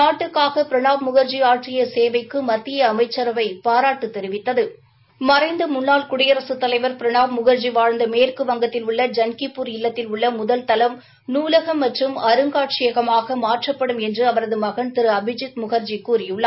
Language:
Tamil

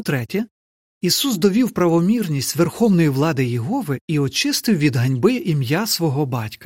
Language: Ukrainian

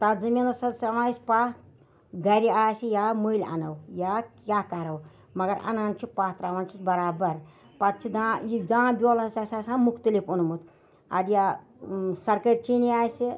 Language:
Kashmiri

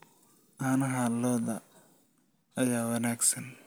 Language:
Somali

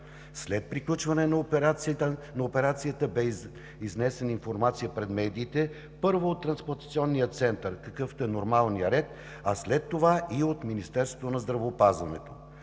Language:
Bulgarian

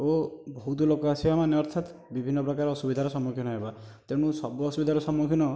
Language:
Odia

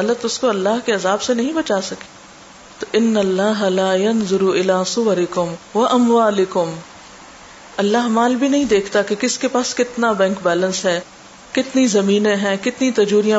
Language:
Urdu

